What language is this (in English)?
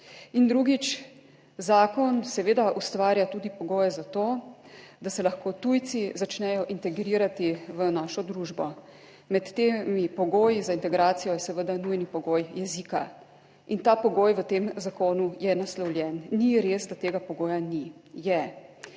Slovenian